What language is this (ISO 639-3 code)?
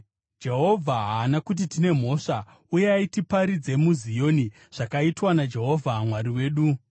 sna